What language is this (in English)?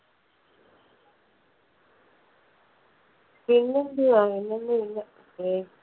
Malayalam